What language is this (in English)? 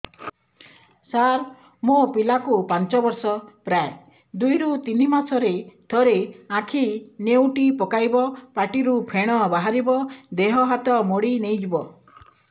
Odia